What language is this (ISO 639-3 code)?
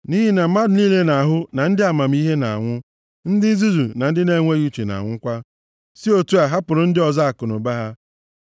ibo